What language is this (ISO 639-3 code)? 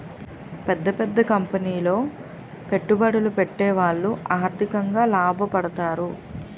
tel